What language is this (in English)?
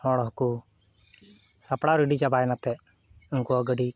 Santali